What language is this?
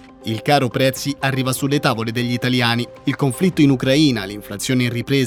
Italian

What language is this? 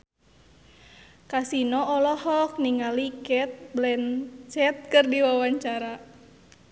Sundanese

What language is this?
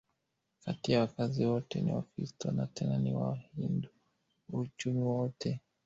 Swahili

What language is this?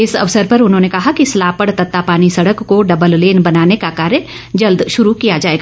Hindi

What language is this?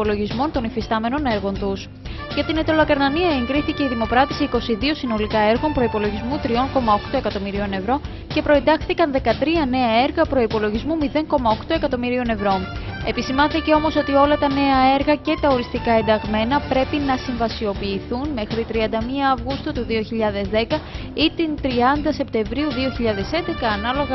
Greek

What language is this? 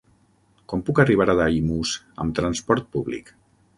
Catalan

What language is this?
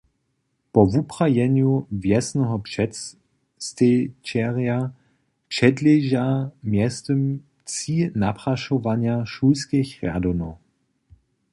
Upper Sorbian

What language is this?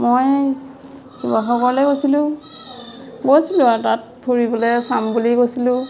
Assamese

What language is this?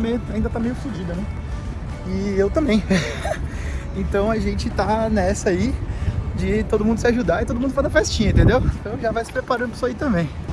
Portuguese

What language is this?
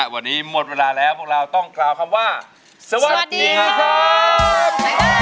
Thai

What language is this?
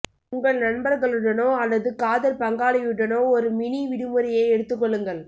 Tamil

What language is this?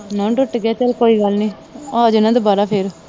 Punjabi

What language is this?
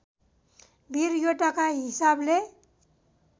Nepali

